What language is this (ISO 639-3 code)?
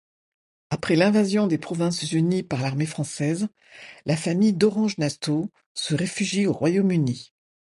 fra